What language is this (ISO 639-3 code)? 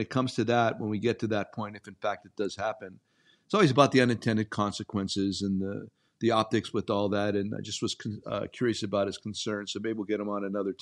eng